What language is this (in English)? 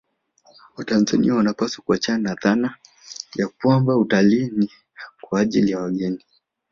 Swahili